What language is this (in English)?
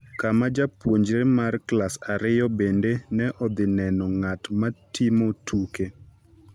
Luo (Kenya and Tanzania)